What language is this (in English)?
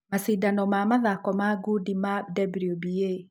Kikuyu